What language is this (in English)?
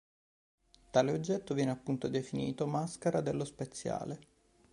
Italian